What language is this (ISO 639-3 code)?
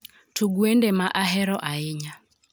luo